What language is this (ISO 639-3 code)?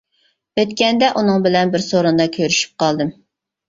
uig